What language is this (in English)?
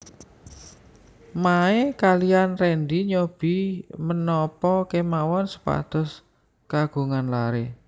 Javanese